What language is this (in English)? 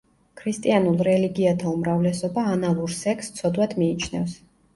Georgian